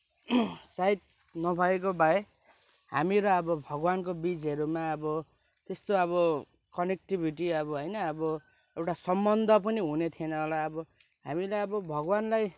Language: Nepali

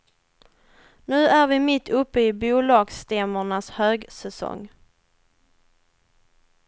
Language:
Swedish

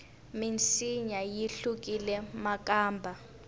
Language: Tsonga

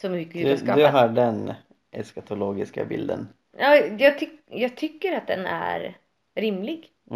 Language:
Swedish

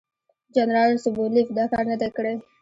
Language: Pashto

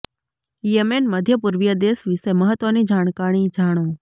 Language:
Gujarati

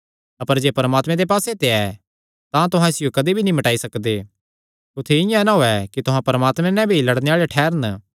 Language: Kangri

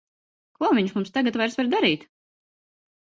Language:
Latvian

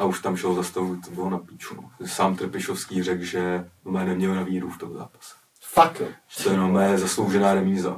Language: Czech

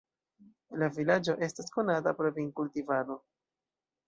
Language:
Esperanto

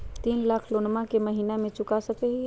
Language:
Magahi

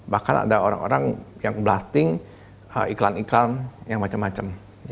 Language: Indonesian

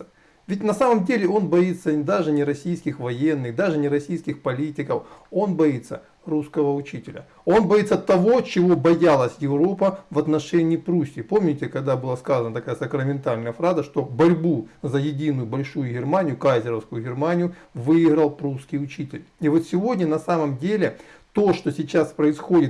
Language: Russian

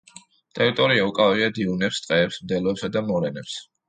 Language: Georgian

